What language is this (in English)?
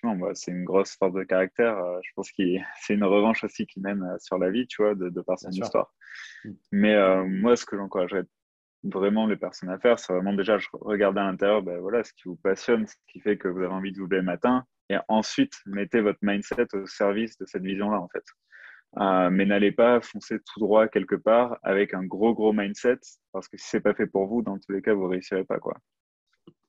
French